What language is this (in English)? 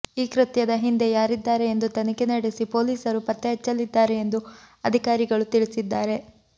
Kannada